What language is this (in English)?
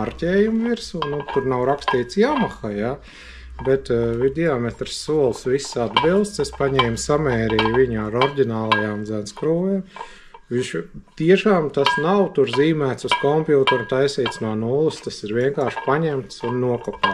Latvian